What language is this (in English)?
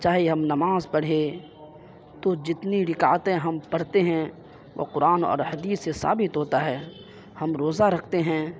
Urdu